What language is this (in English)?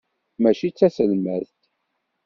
Kabyle